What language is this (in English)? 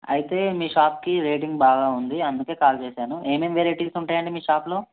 Telugu